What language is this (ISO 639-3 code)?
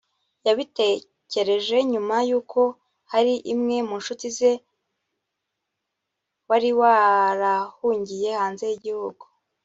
kin